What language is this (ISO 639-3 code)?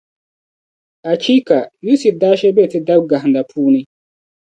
dag